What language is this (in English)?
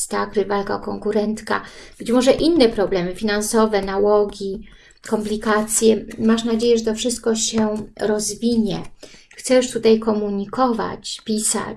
Polish